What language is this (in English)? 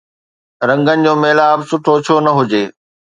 Sindhi